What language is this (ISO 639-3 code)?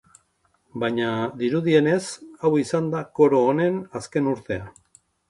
eus